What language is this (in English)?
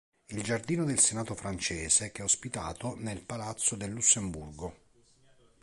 Italian